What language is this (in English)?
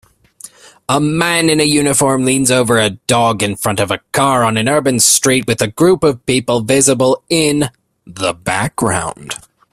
English